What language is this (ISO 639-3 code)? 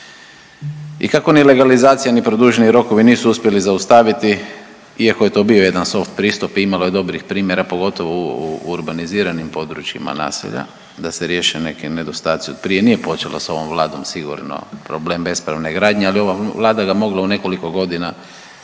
hrv